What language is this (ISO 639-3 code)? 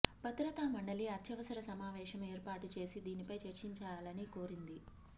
tel